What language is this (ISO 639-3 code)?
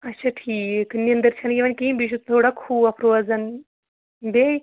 kas